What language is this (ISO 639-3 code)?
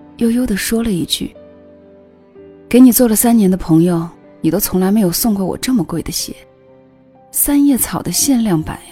zho